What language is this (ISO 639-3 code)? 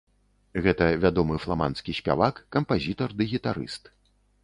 bel